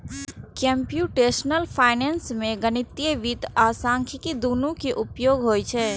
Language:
Maithili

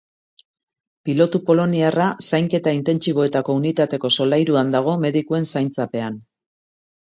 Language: Basque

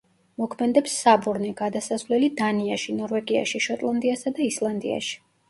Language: Georgian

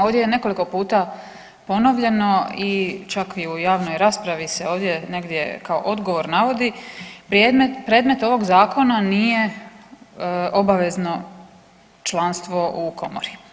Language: Croatian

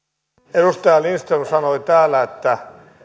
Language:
Finnish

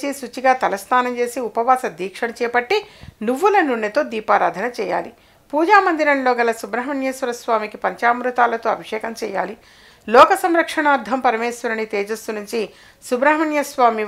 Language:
Telugu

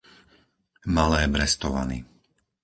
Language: Slovak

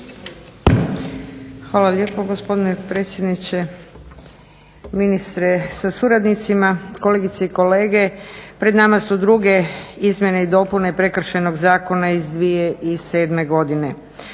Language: Croatian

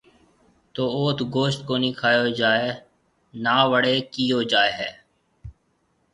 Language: Marwari (Pakistan)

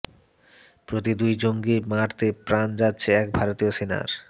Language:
Bangla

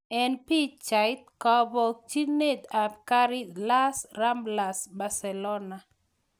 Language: Kalenjin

